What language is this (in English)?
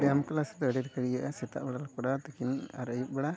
Santali